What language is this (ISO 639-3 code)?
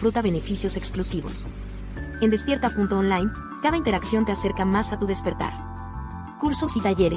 spa